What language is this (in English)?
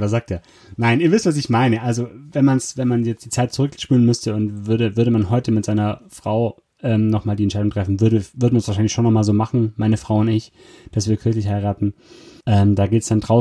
German